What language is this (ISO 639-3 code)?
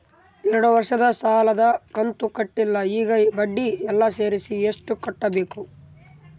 kan